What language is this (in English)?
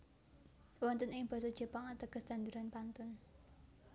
Javanese